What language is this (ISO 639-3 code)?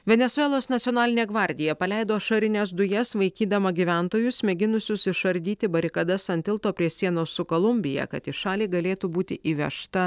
lit